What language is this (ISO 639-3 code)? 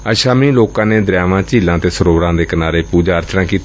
pan